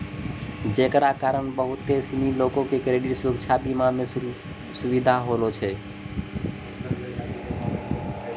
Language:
Maithili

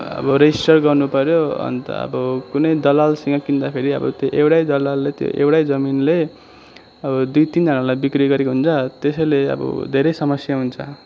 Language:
Nepali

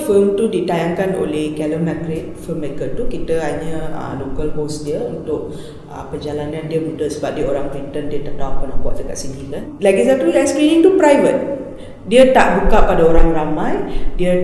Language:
Malay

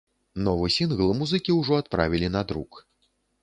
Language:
Belarusian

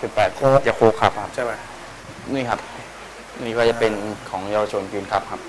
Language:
Thai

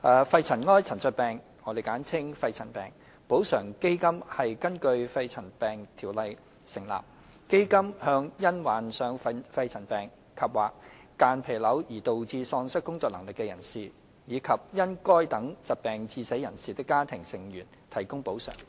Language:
Cantonese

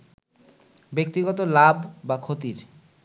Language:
Bangla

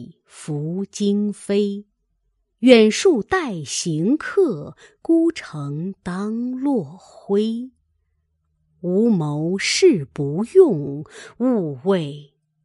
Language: Chinese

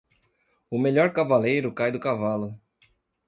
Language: Portuguese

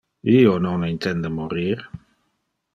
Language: Interlingua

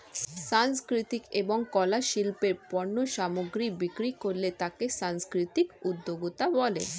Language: Bangla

